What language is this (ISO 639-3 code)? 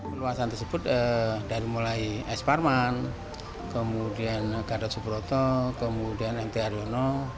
ind